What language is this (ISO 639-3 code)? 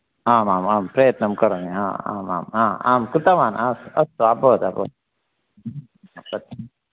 san